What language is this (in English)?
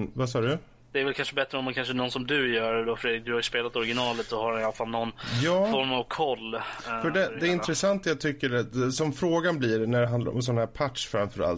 Swedish